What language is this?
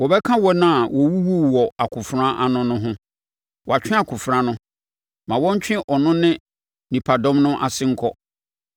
Akan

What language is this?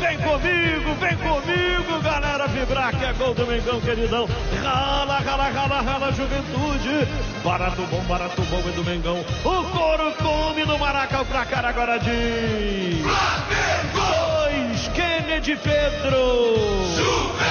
Portuguese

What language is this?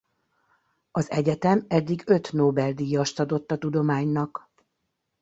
Hungarian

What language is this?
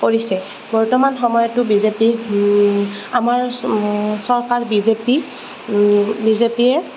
Assamese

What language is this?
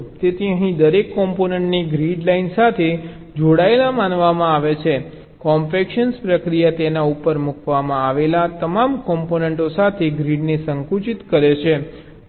Gujarati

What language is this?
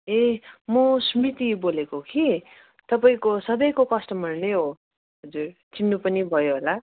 Nepali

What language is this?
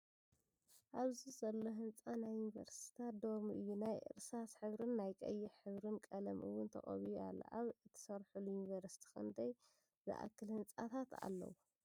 Tigrinya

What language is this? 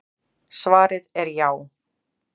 Icelandic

